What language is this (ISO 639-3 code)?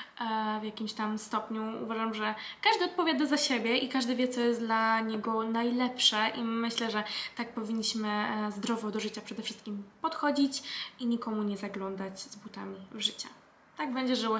pol